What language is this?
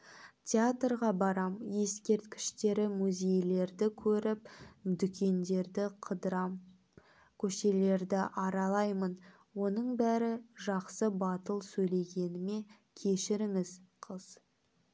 Kazakh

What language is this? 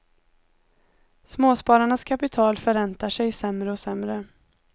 Swedish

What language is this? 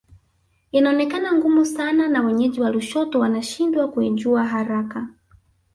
Swahili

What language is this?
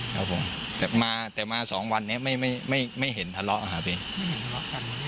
Thai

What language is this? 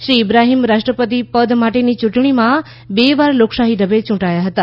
Gujarati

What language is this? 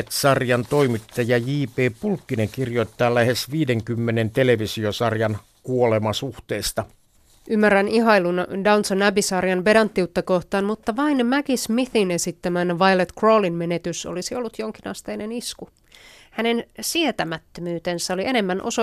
Finnish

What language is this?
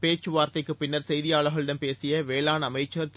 Tamil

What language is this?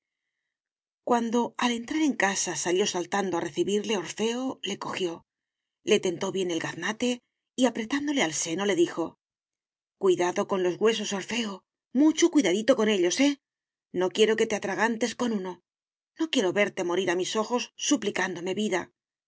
Spanish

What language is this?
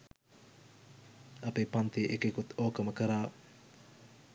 Sinhala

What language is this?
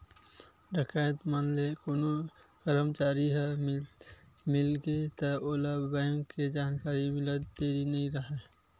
Chhattisgarhi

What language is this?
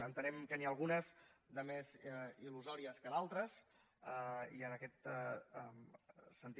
Catalan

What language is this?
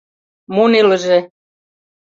Mari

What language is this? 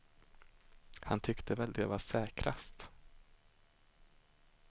Swedish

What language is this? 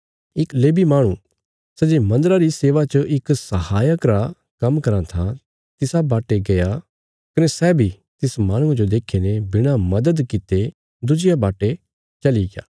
Bilaspuri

